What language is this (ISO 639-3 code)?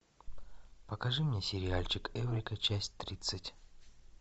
rus